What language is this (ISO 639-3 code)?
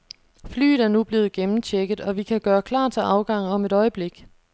dan